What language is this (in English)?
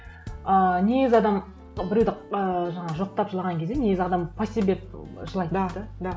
Kazakh